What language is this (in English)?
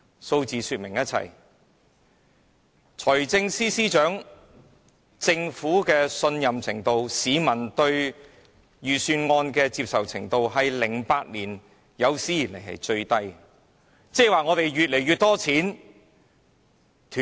Cantonese